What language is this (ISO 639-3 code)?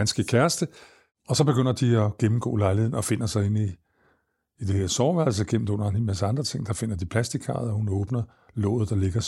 dan